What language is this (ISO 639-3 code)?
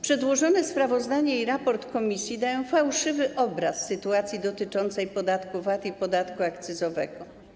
pol